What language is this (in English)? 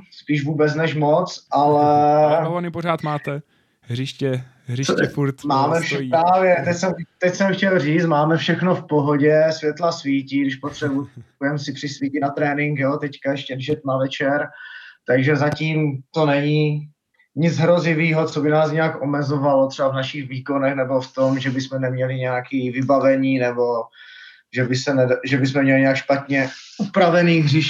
Czech